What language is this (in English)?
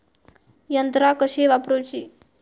Marathi